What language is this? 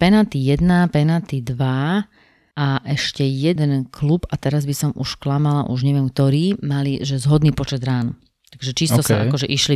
Slovak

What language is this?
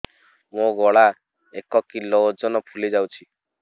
Odia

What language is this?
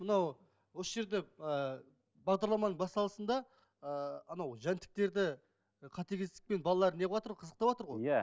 Kazakh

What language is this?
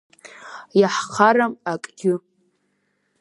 Abkhazian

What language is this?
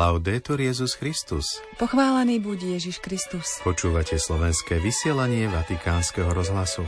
Slovak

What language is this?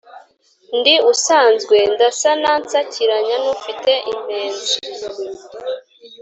Kinyarwanda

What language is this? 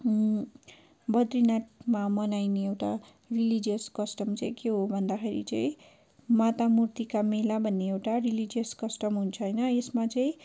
Nepali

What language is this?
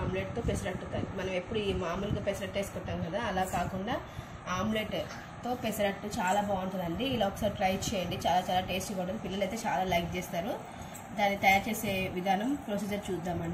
Hindi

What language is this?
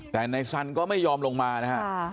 Thai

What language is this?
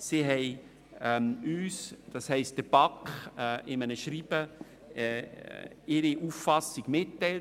Swiss German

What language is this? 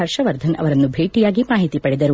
Kannada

